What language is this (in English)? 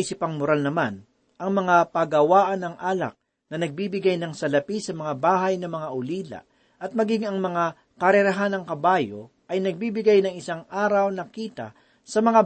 Filipino